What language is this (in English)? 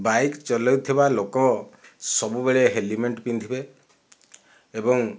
Odia